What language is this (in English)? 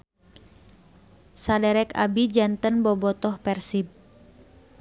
Sundanese